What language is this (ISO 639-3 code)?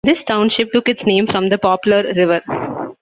eng